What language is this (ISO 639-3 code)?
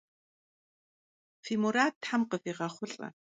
kbd